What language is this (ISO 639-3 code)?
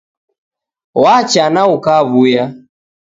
dav